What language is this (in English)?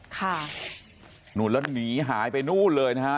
Thai